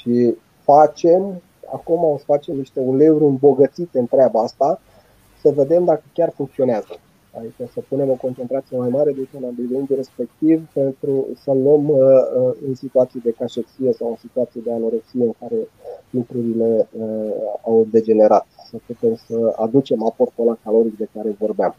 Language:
Romanian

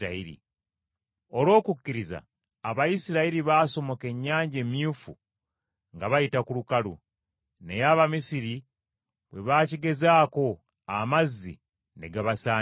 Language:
Ganda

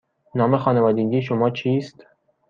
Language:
Persian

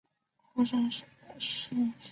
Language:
Chinese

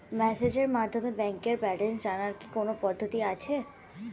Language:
Bangla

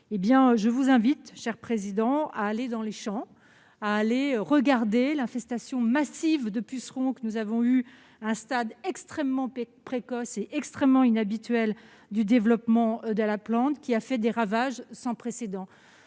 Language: French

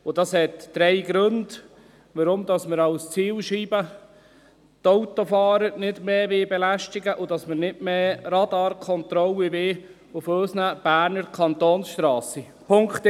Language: Swiss German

